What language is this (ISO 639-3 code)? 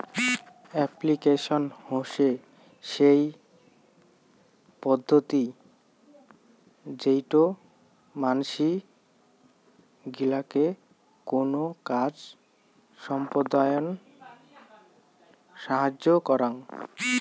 ben